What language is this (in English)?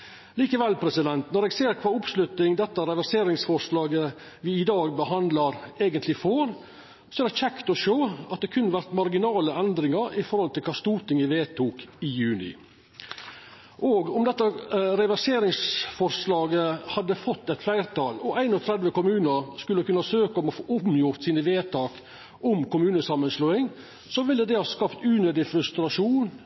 Norwegian Nynorsk